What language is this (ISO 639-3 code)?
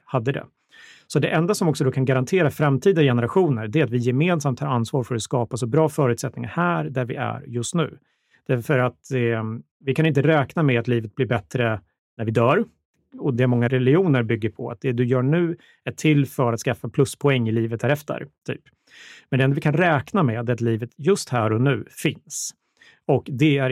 swe